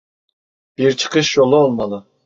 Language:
Turkish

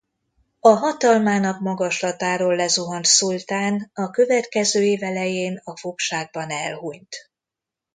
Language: Hungarian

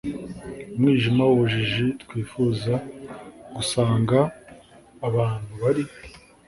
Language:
Kinyarwanda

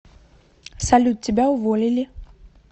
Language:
Russian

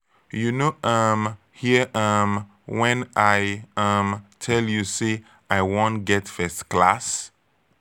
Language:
Nigerian Pidgin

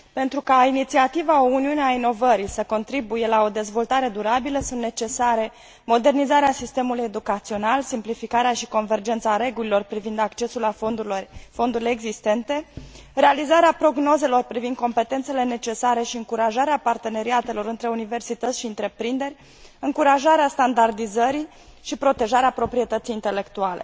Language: Romanian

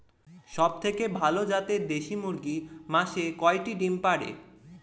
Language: Bangla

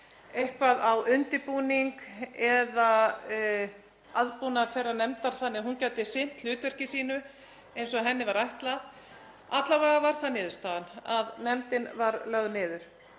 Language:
Icelandic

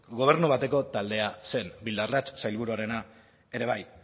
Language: Basque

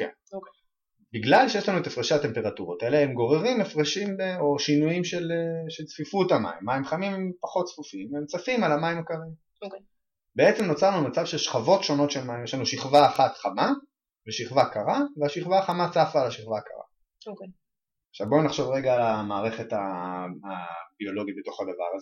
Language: Hebrew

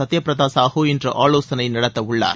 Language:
Tamil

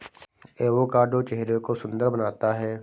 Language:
Hindi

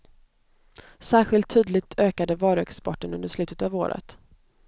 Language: Swedish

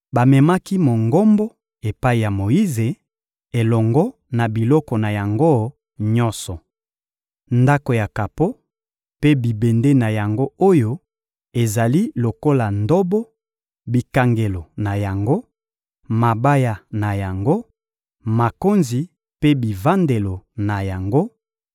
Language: Lingala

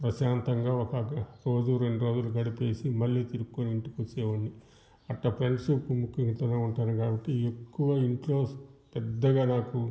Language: Telugu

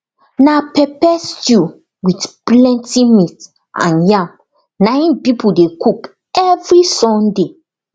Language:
Nigerian Pidgin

